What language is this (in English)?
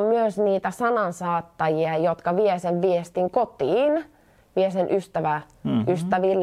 Finnish